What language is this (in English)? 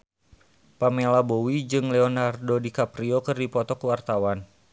Sundanese